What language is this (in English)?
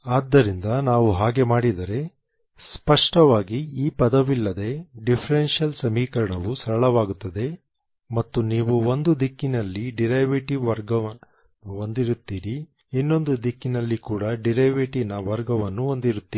Kannada